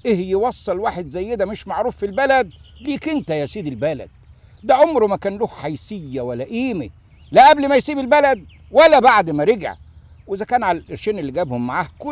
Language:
Arabic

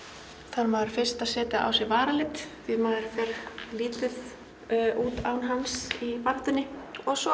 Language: Icelandic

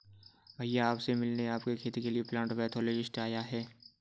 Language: Hindi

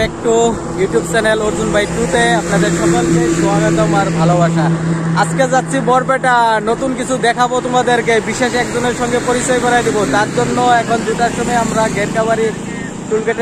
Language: Hindi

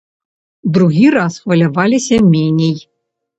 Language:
Belarusian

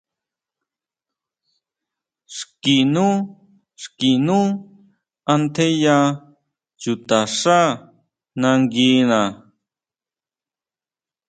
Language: Huautla Mazatec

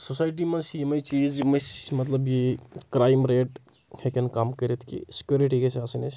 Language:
Kashmiri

